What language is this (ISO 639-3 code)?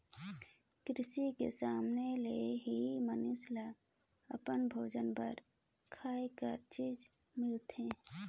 hne